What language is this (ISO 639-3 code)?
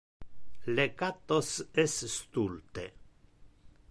ina